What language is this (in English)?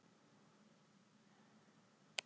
Icelandic